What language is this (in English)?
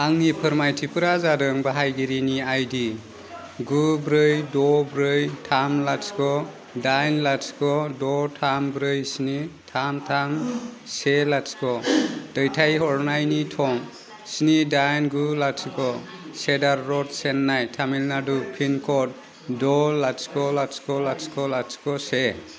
Bodo